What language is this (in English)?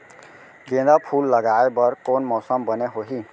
Chhattisgarhi